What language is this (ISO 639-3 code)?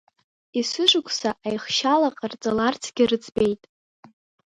abk